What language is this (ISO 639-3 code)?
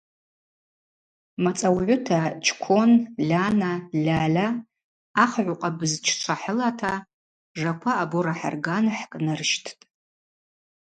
abq